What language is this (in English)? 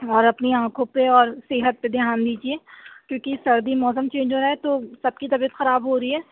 Urdu